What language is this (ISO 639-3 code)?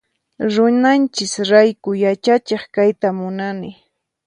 qxp